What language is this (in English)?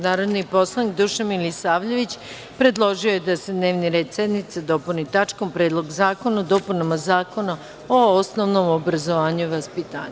Serbian